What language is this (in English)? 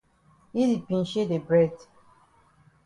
Cameroon Pidgin